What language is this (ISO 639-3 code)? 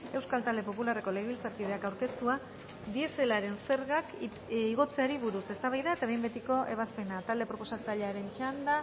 eus